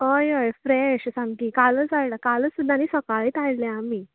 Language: Konkani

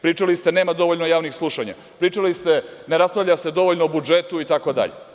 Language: Serbian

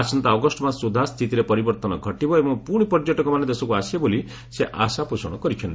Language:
Odia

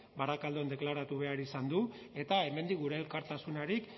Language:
Basque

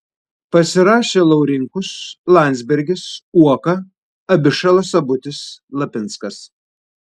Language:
Lithuanian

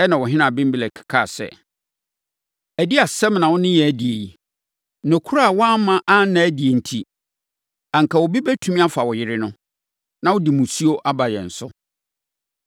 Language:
Akan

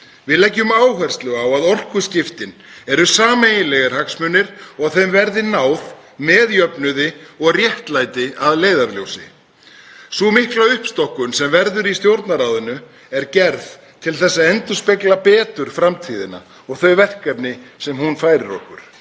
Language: Icelandic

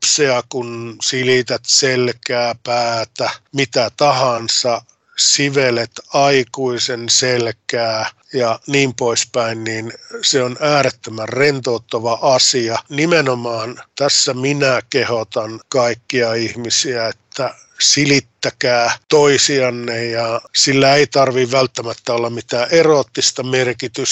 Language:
Finnish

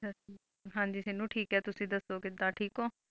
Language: Punjabi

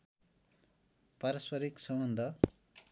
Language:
Nepali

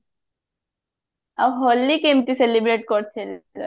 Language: Odia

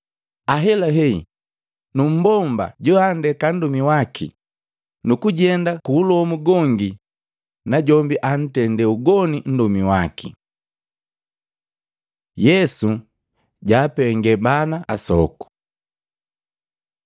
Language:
Matengo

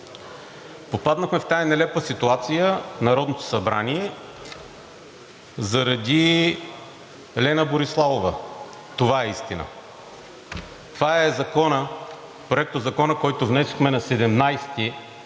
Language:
Bulgarian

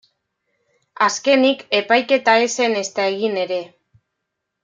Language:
Basque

